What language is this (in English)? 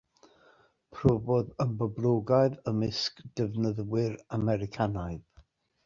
Welsh